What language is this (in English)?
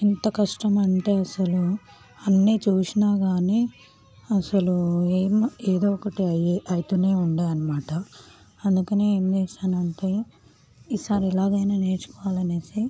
Telugu